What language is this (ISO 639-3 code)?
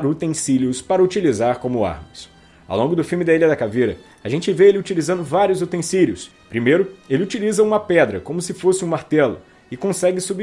por